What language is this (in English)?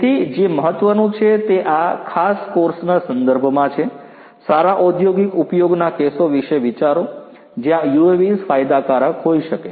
Gujarati